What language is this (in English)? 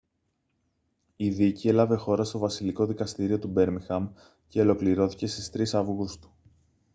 Greek